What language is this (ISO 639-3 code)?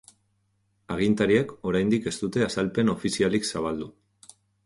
eus